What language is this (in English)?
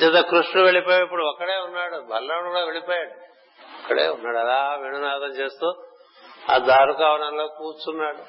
Telugu